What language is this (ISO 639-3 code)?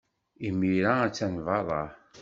kab